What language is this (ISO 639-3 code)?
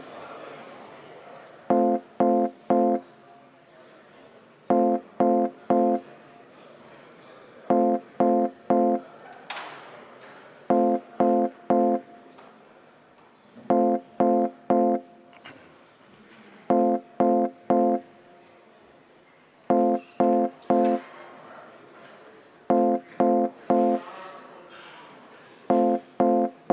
est